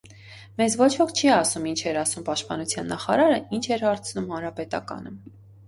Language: Armenian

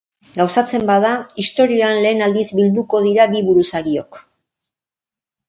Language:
Basque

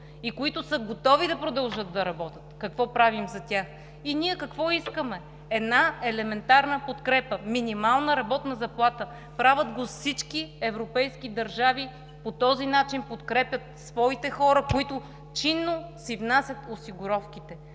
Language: Bulgarian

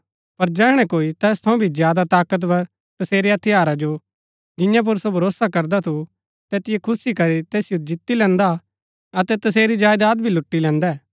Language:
Gaddi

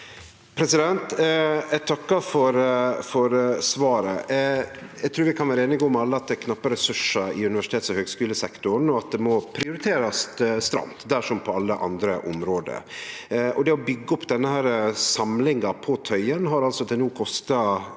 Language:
Norwegian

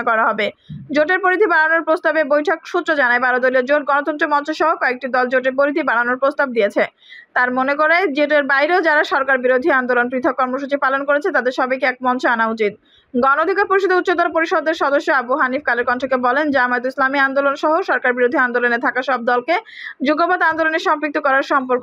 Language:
Bangla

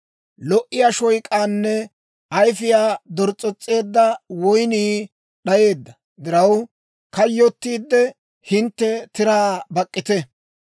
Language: Dawro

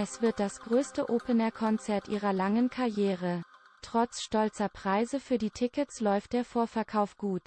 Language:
German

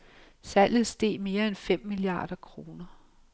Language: Danish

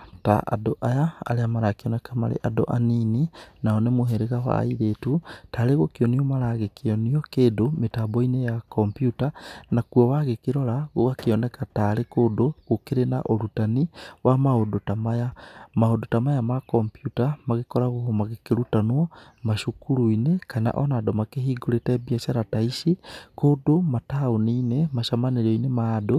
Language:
Kikuyu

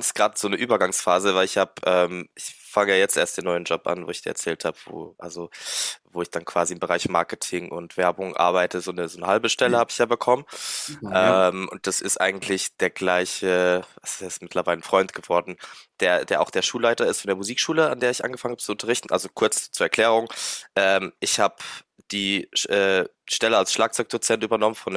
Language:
German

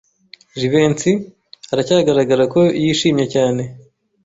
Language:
Kinyarwanda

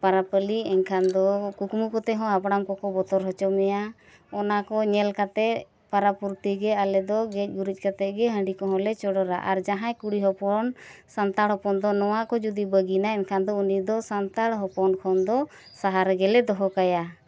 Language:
Santali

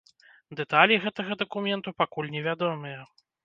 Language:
Belarusian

